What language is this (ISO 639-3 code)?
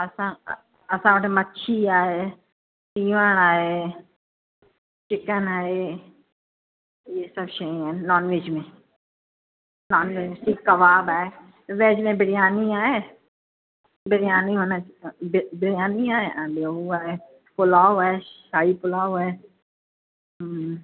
snd